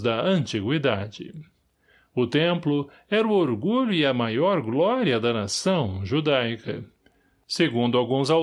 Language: Portuguese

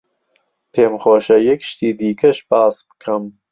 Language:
Central Kurdish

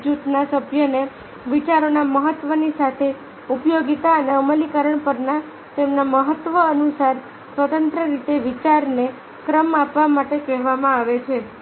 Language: Gujarati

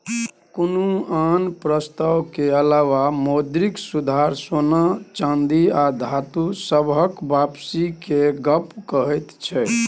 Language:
Maithili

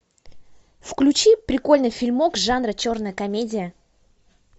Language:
Russian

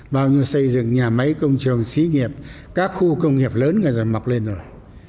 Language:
Vietnamese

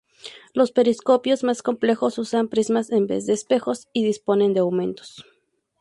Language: Spanish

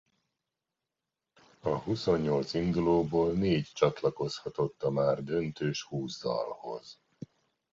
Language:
Hungarian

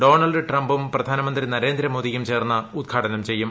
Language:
Malayalam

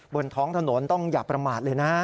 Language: Thai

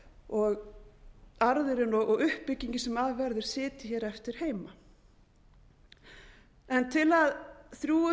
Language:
Icelandic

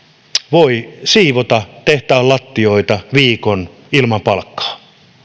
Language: Finnish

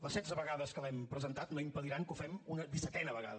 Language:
Catalan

